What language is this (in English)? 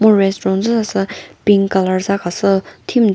Chokri Naga